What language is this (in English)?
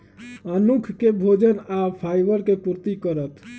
Magahi